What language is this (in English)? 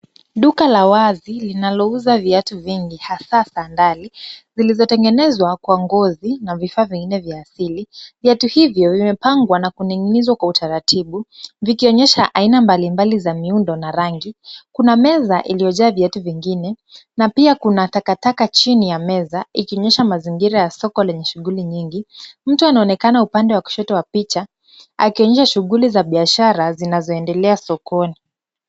Swahili